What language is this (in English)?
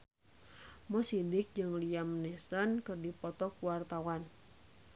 Sundanese